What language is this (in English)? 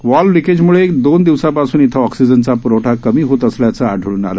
Marathi